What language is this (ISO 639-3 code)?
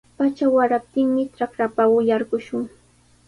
qws